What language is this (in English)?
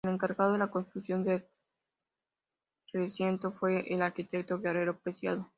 Spanish